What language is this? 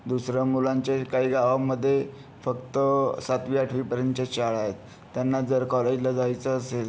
Marathi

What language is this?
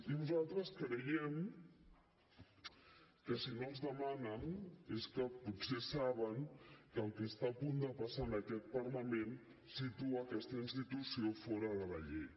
Catalan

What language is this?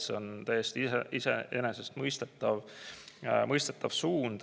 Estonian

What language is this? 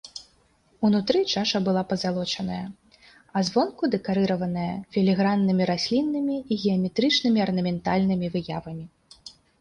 Belarusian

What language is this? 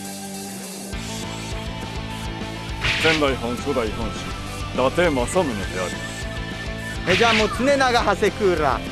Japanese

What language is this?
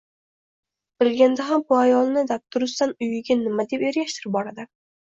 Uzbek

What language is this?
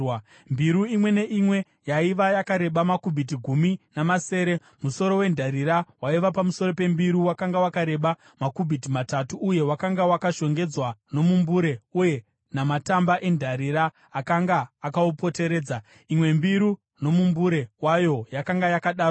Shona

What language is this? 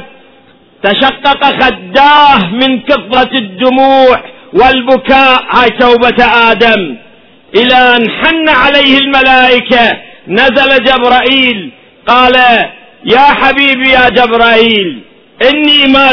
Arabic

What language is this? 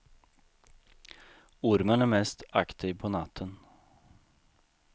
Swedish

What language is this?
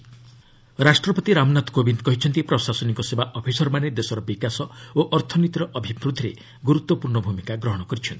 Odia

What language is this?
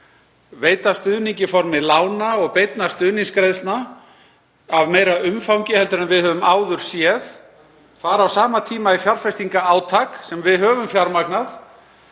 Icelandic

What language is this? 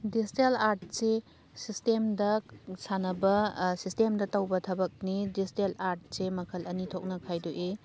Manipuri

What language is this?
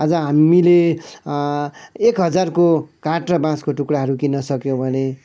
Nepali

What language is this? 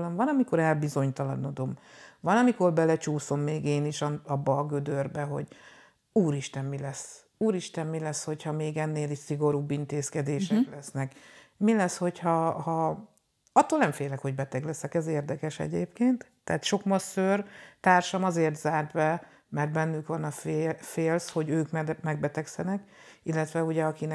Hungarian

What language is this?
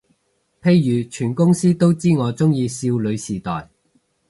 Cantonese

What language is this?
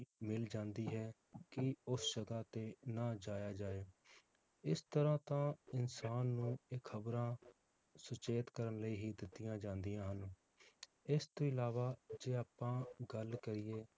Punjabi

